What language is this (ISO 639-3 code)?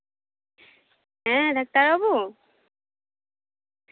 sat